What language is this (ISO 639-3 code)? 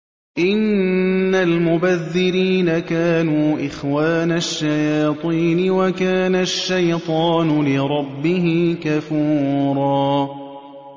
ara